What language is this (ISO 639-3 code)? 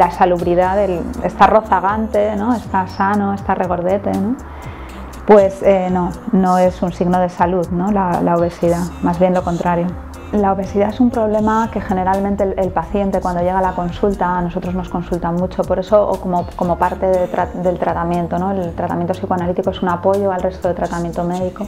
spa